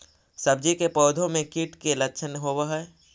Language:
Magahi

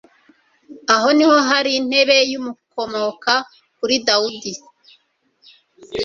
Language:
Kinyarwanda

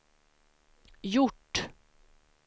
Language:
Swedish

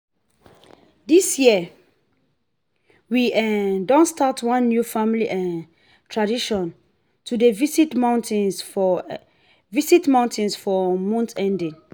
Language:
Nigerian Pidgin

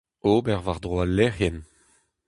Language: Breton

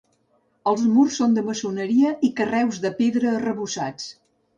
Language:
Catalan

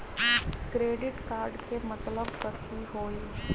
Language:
Magahi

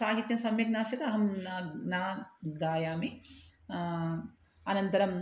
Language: Sanskrit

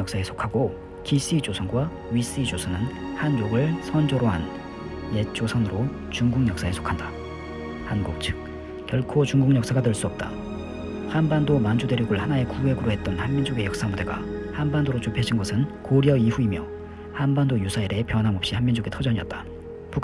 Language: Korean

